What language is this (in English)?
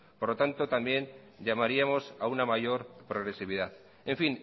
Spanish